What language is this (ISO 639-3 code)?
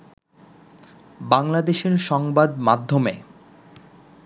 ben